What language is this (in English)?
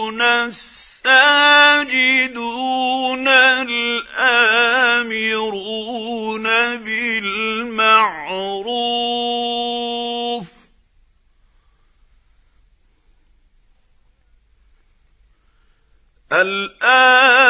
Arabic